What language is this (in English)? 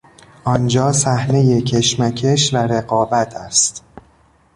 Persian